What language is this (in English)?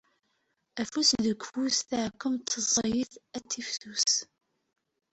Kabyle